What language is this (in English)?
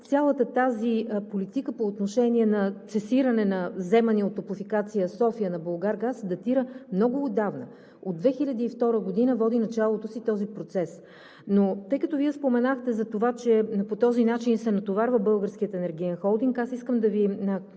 Bulgarian